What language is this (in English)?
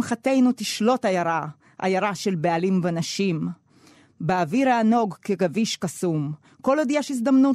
Hebrew